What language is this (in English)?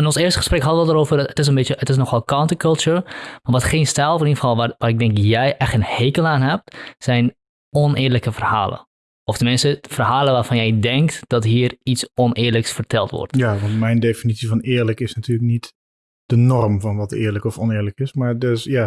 Dutch